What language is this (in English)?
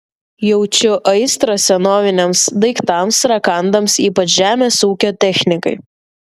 Lithuanian